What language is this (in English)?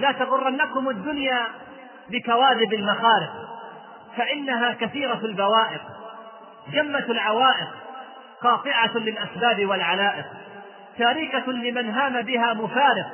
Arabic